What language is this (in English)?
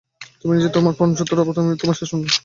Bangla